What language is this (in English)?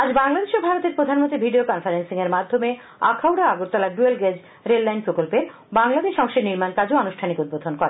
Bangla